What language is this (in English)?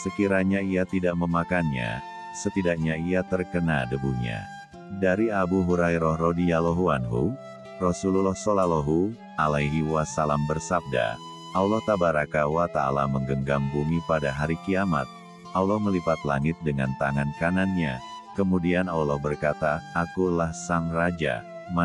Indonesian